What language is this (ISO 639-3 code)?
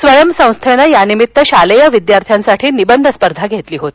mar